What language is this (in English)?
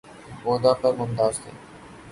Urdu